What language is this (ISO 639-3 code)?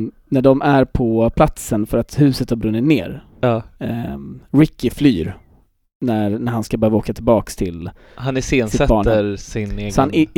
swe